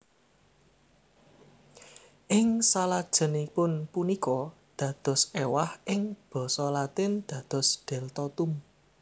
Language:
Javanese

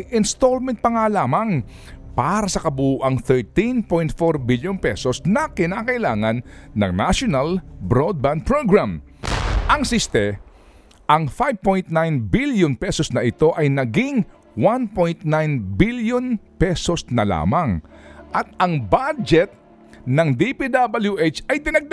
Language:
Filipino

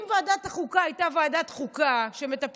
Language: Hebrew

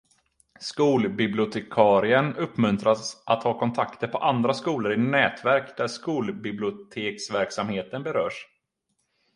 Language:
Swedish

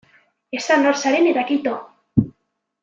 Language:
Basque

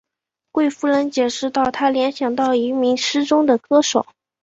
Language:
Chinese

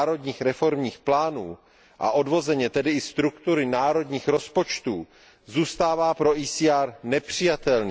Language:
Czech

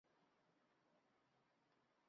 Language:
Chinese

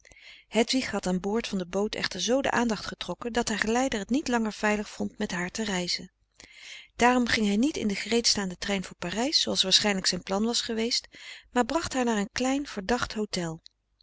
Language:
Dutch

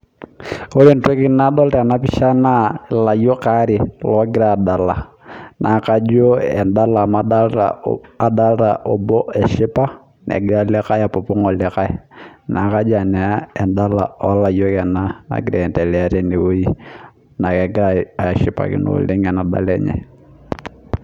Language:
Masai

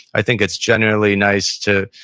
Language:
English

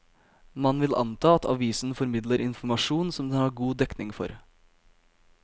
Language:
Norwegian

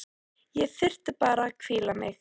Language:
Icelandic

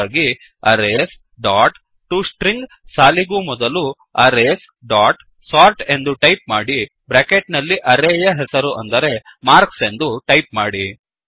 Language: Kannada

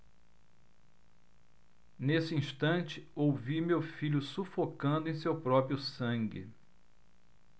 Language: Portuguese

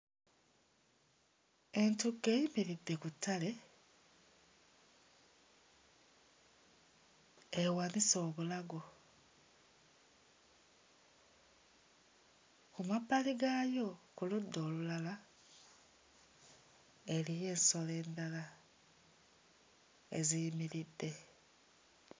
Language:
Ganda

